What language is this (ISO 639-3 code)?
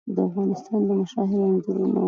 pus